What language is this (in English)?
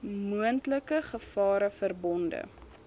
Afrikaans